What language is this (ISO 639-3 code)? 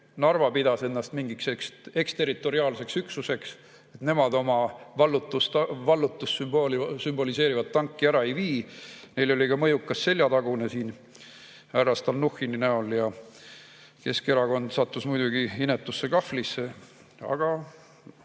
est